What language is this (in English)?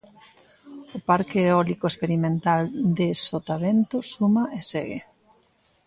Galician